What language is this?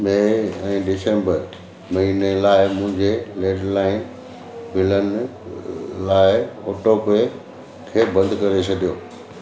Sindhi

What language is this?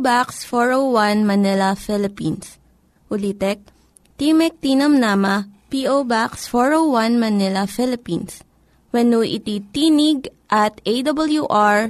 Filipino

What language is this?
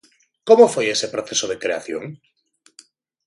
Galician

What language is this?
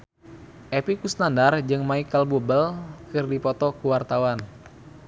Sundanese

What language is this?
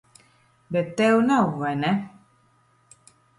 Latvian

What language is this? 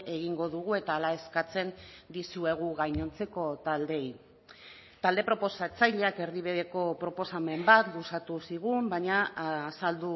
Basque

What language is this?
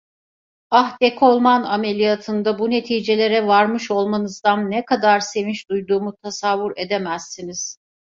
Turkish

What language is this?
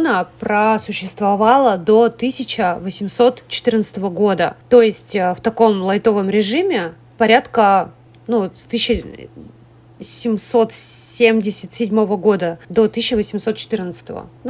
Russian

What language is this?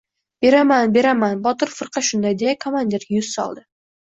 Uzbek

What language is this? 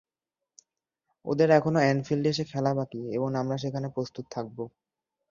Bangla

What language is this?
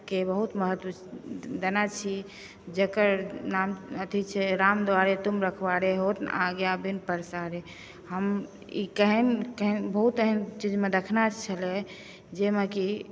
Maithili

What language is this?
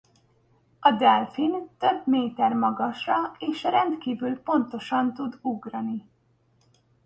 Hungarian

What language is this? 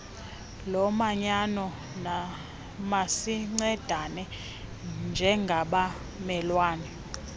Xhosa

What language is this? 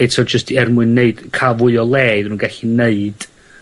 Welsh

